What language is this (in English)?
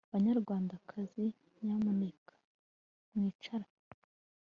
Kinyarwanda